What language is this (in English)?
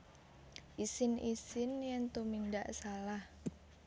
Javanese